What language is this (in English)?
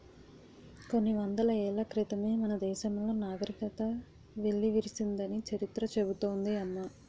Telugu